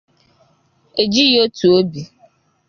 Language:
Igbo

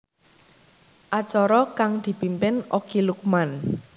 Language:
Javanese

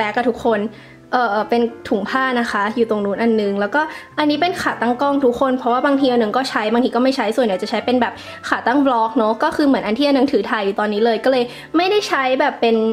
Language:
Thai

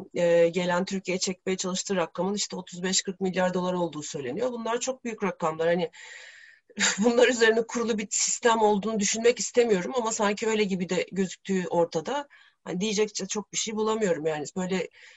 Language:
Turkish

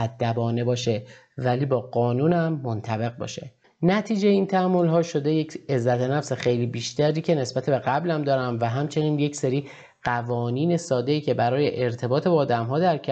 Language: Persian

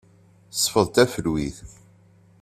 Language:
Kabyle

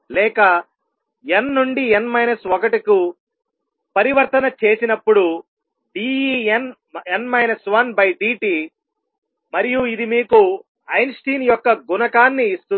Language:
Telugu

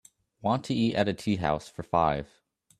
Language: English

